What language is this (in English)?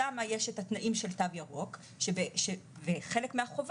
Hebrew